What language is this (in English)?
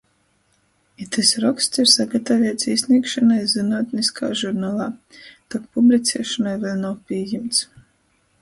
Latgalian